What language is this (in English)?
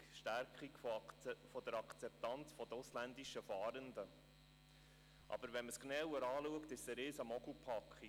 Swiss German